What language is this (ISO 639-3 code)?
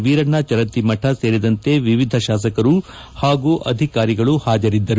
kan